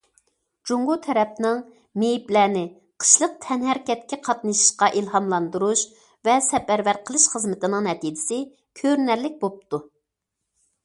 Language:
Uyghur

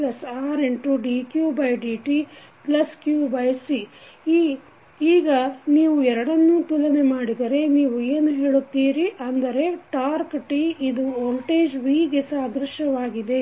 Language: Kannada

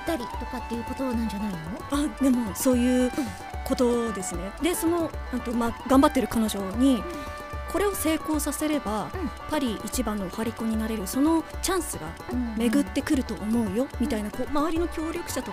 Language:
Japanese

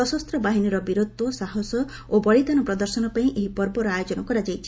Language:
Odia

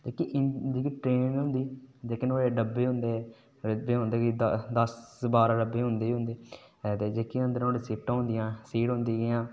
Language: Dogri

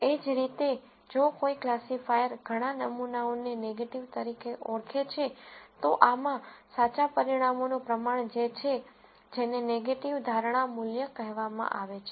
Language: Gujarati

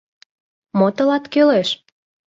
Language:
Mari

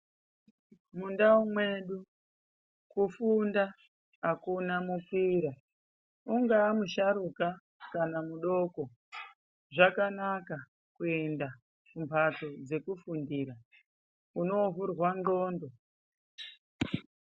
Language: Ndau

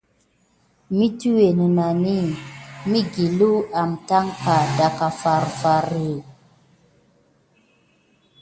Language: Gidar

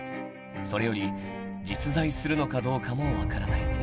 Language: Japanese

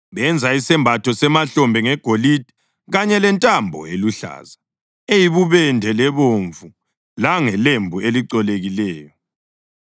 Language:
North Ndebele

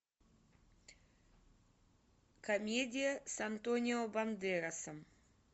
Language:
Russian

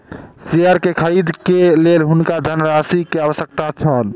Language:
Maithili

